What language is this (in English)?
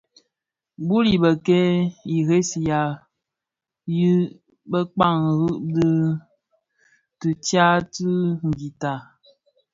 Bafia